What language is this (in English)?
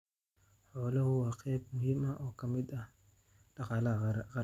Somali